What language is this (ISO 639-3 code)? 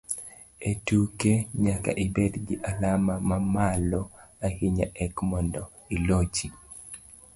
luo